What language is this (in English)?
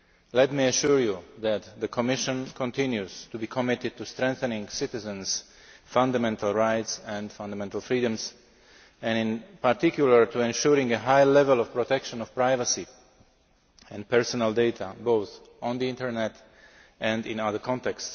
English